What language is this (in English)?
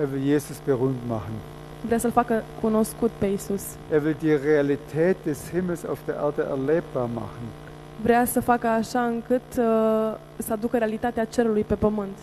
Romanian